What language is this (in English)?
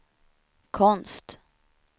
Swedish